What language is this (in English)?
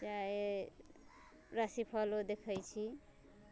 Maithili